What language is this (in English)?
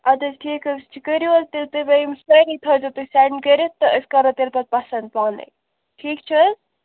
Kashmiri